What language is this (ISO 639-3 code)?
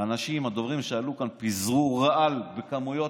heb